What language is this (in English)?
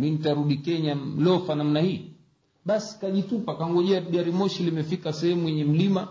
Swahili